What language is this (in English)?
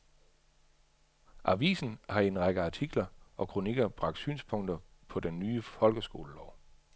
Danish